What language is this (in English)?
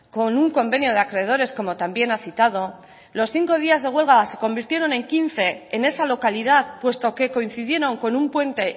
Spanish